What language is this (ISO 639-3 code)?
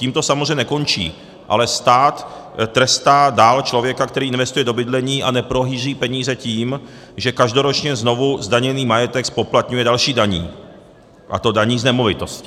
ces